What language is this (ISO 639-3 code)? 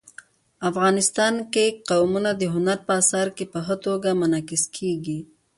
pus